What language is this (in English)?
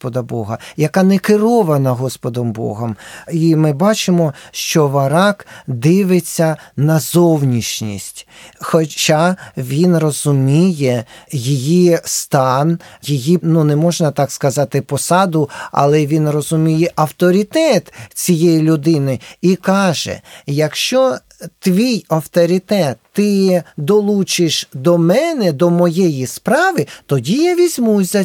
Ukrainian